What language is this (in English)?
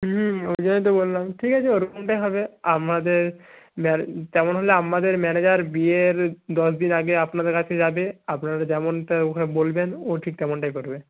Bangla